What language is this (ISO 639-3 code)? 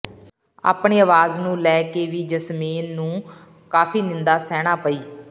pan